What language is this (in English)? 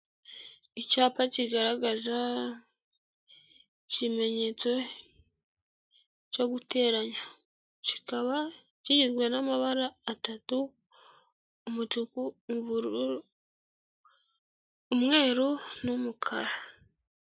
Kinyarwanda